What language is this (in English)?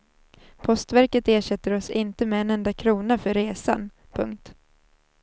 Swedish